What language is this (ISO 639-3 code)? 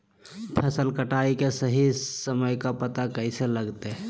mag